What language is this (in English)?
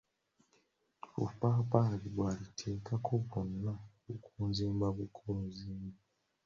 Ganda